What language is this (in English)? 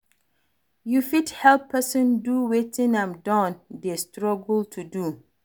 Nigerian Pidgin